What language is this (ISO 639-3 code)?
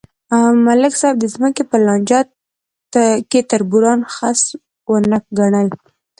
pus